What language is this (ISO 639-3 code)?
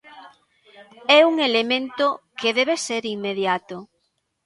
glg